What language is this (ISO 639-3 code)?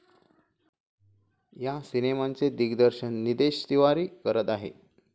mar